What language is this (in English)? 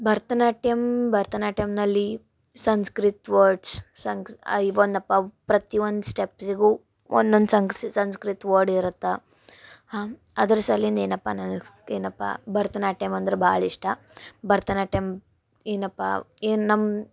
Kannada